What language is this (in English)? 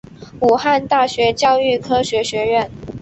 Chinese